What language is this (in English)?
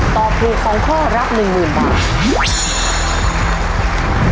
Thai